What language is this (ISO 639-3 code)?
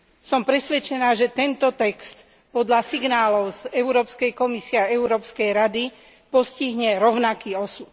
slk